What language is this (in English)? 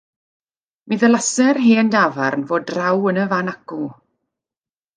Welsh